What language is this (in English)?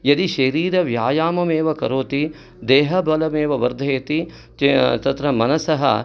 Sanskrit